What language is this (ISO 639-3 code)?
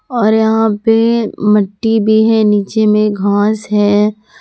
hin